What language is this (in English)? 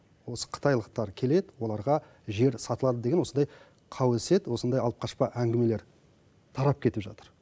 Kazakh